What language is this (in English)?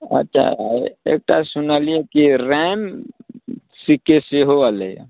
Maithili